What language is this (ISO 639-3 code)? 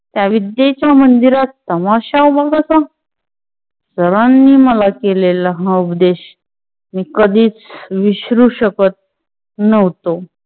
mar